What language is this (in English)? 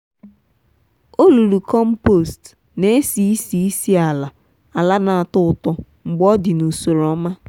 Igbo